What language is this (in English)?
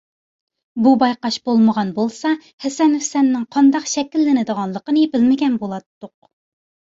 Uyghur